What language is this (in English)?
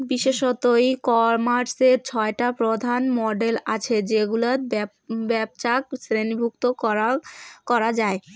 Bangla